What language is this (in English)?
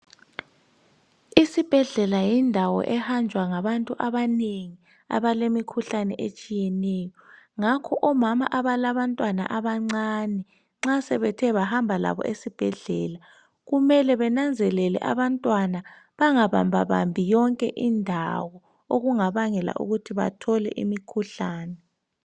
North Ndebele